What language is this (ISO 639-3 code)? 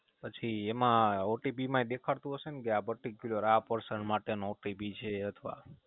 guj